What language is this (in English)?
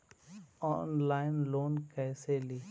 Magahi